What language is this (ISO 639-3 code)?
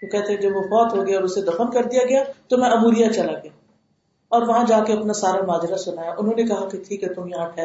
urd